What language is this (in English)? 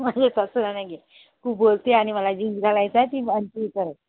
Marathi